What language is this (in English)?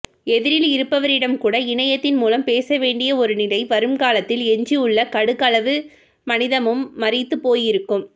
Tamil